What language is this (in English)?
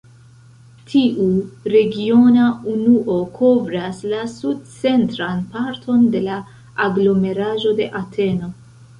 Esperanto